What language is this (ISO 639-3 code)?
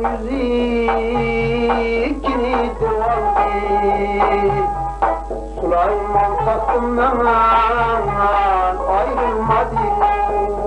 uzb